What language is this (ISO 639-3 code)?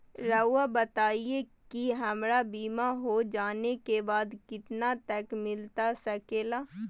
mag